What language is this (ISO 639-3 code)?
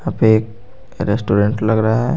hin